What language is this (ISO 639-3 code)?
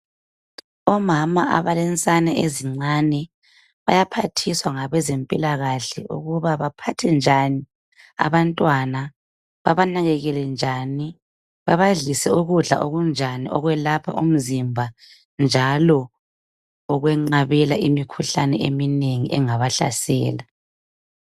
nde